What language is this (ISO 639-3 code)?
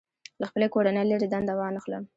pus